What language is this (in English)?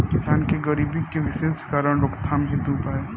Bhojpuri